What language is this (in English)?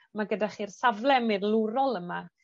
Welsh